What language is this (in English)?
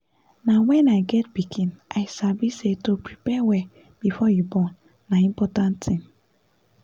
Nigerian Pidgin